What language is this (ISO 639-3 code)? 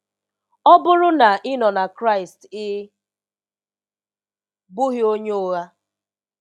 ibo